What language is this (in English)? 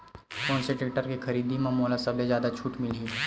Chhattisgarhi